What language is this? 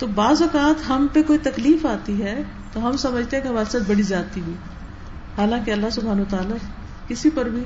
Urdu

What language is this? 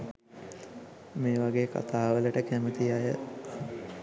Sinhala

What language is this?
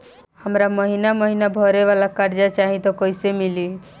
Bhojpuri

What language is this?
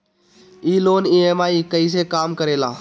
Bhojpuri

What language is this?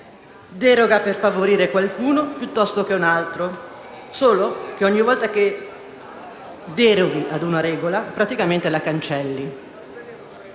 Italian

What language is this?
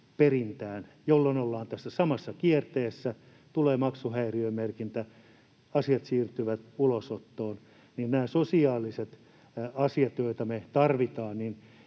Finnish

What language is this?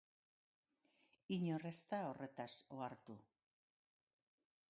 Basque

